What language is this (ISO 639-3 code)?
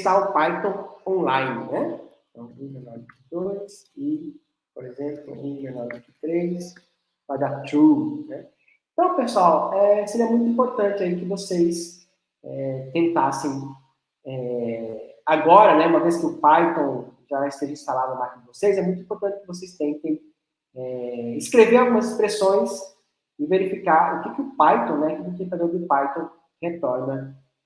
por